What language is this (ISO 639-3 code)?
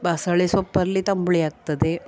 kan